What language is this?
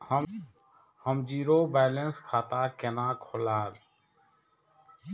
Maithili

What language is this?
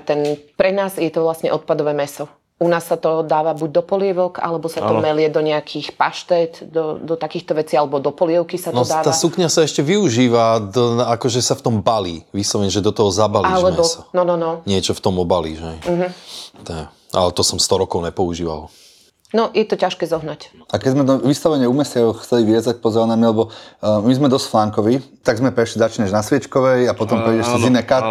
Slovak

